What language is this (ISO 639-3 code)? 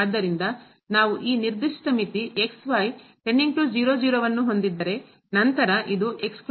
kan